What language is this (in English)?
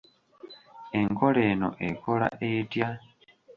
Ganda